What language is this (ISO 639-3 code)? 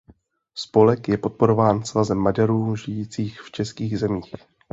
ces